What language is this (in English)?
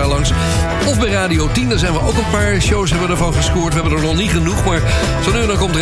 Dutch